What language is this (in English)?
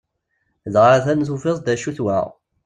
Kabyle